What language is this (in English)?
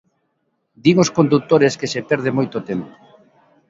Galician